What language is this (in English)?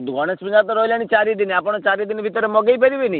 Odia